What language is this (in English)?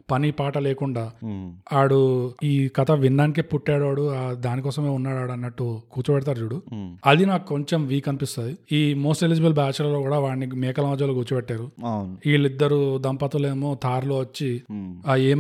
Telugu